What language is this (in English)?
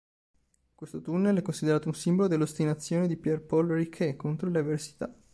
Italian